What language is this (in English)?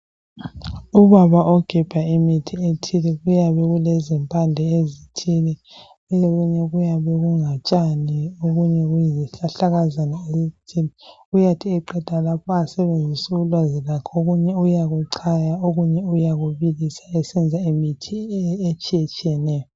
North Ndebele